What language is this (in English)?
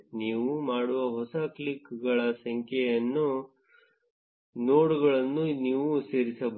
Kannada